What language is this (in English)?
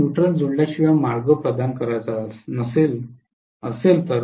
Marathi